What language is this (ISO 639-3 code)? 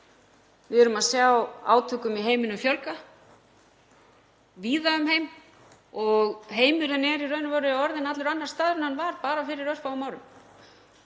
isl